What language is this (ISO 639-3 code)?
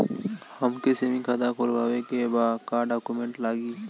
bho